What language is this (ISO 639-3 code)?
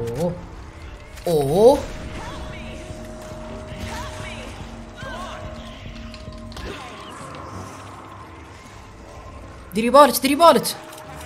ara